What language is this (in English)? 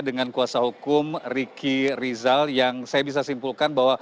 Indonesian